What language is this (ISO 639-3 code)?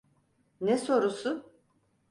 tur